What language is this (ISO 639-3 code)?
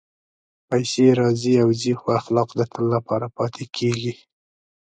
pus